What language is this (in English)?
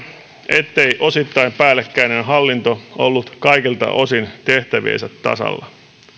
Finnish